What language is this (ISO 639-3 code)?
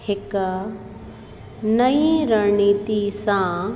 snd